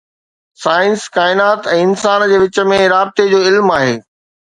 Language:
Sindhi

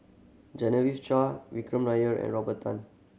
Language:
English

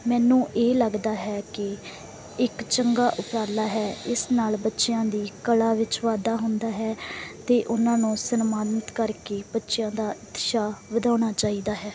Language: Punjabi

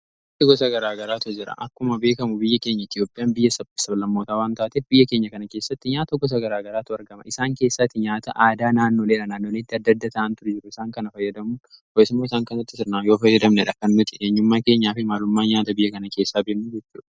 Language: Oromo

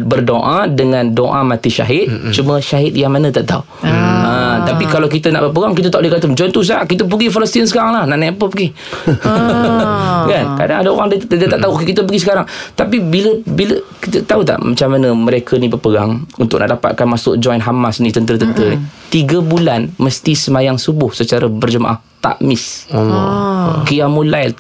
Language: Malay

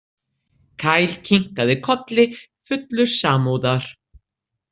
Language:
Icelandic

